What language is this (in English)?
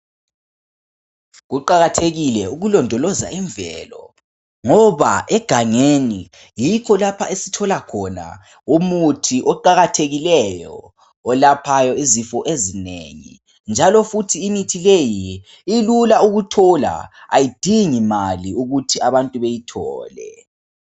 North Ndebele